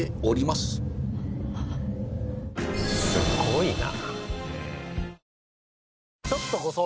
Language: Japanese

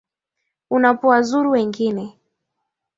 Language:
Swahili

